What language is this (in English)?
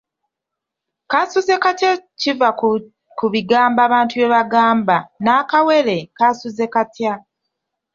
Ganda